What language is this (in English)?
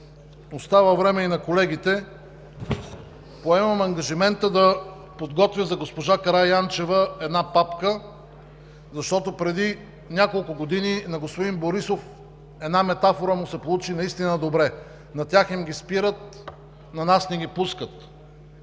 Bulgarian